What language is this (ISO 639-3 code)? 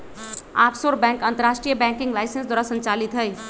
mag